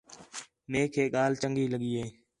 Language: Khetrani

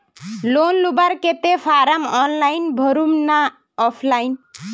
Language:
Magahi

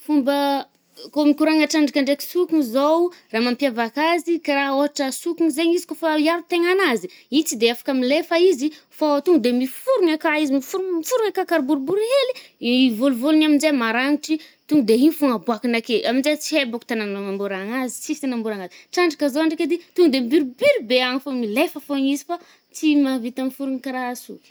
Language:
Northern Betsimisaraka Malagasy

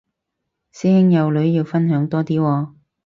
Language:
Cantonese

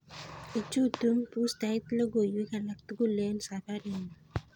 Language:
Kalenjin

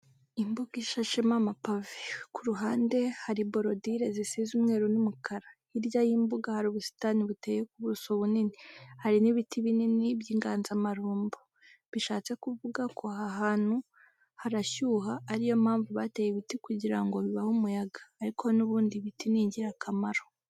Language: Kinyarwanda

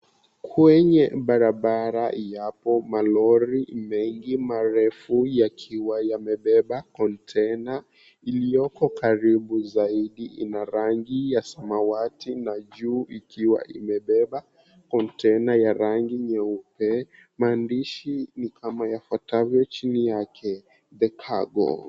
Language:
Swahili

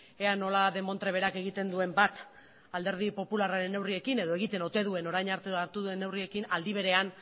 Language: Basque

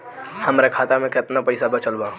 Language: Bhojpuri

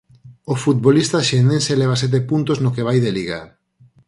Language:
Galician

